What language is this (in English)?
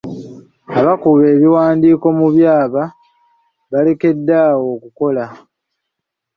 Ganda